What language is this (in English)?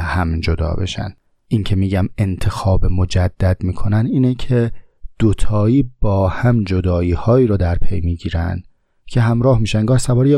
Persian